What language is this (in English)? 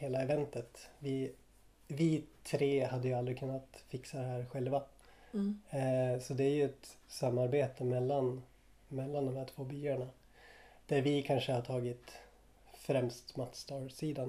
Swedish